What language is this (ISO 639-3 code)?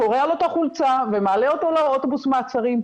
heb